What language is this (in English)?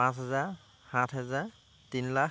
Assamese